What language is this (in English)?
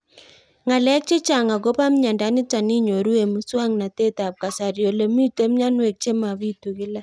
Kalenjin